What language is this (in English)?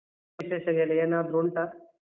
Kannada